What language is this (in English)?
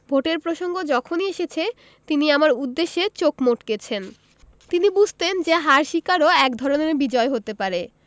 Bangla